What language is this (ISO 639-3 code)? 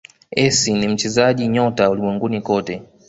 swa